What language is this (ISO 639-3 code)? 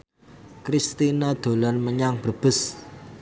jav